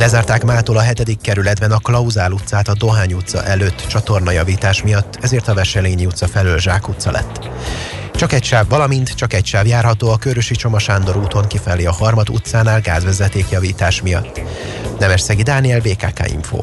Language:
Hungarian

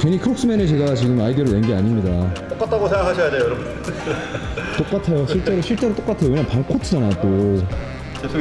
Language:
Korean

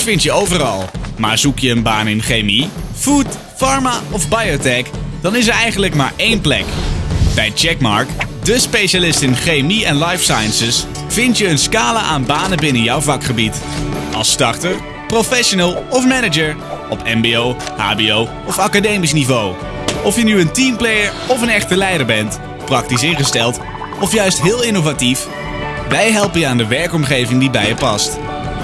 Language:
Dutch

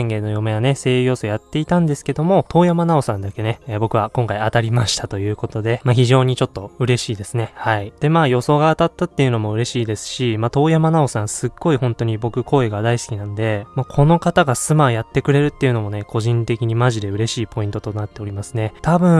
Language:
Japanese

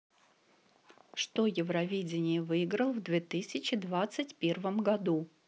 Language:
Russian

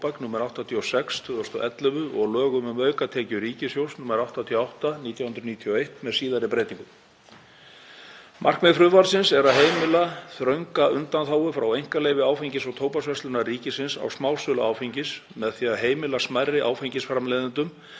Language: Icelandic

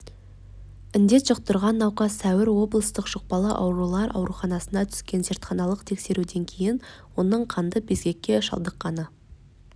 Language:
Kazakh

